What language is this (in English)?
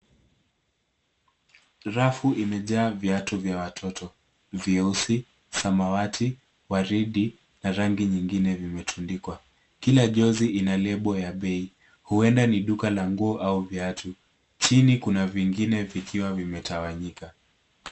Swahili